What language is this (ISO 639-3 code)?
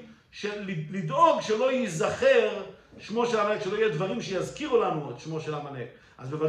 heb